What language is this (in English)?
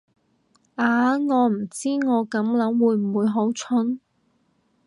Cantonese